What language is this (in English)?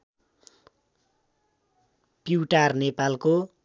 Nepali